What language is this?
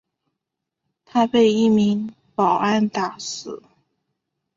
Chinese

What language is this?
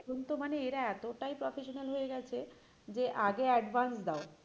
Bangla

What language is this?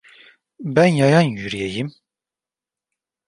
Turkish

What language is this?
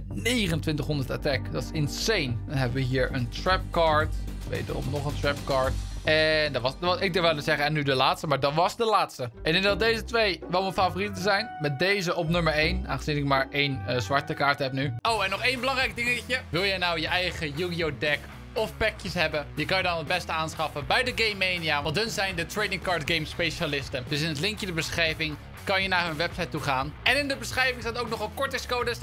Dutch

